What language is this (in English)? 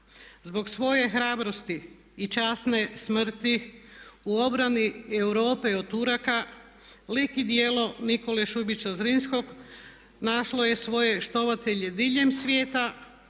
Croatian